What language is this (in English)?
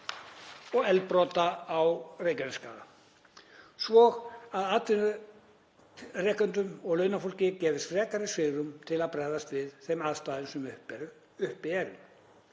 Icelandic